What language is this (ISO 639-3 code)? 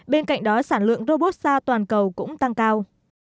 vie